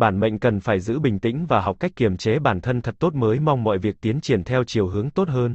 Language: Vietnamese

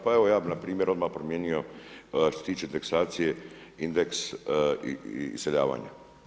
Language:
Croatian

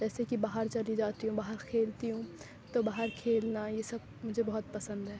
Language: Urdu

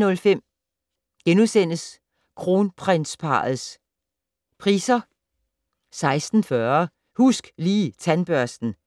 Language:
Danish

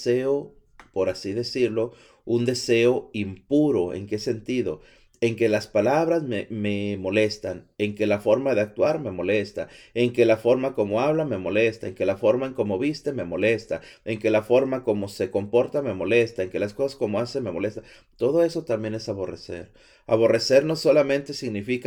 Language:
Spanish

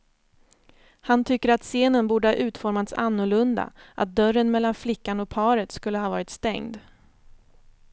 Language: Swedish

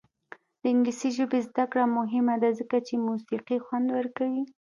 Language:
Pashto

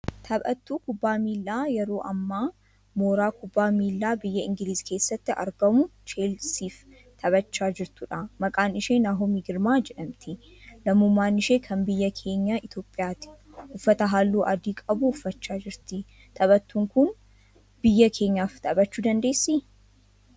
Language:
Oromo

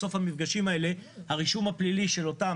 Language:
Hebrew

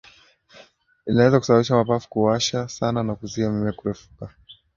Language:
Swahili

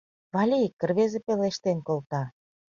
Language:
Mari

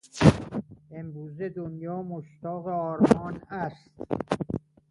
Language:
Persian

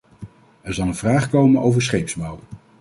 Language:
Dutch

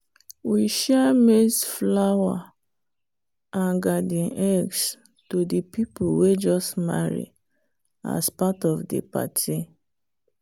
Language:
Nigerian Pidgin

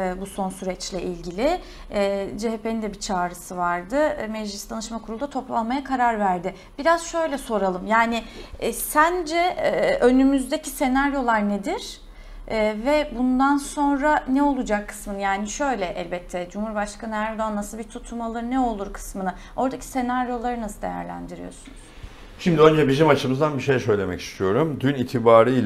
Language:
Turkish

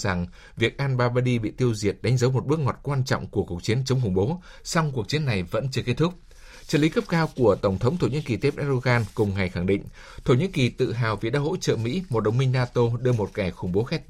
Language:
Vietnamese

